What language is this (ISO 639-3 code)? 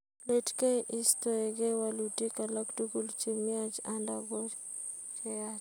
kln